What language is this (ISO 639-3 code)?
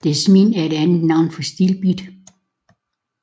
dan